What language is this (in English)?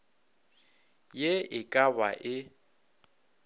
Northern Sotho